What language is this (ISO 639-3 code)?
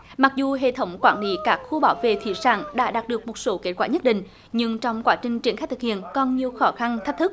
vie